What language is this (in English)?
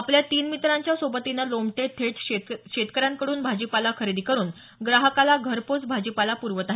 Marathi